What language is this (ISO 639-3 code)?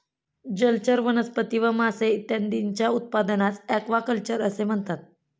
mar